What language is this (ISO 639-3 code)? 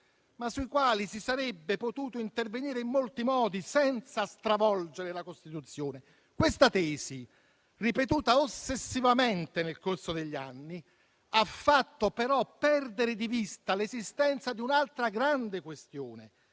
ita